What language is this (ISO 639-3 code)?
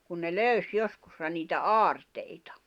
fin